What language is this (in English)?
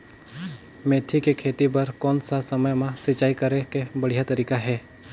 Chhattisgarhi